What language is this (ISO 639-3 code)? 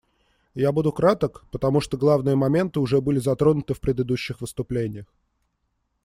rus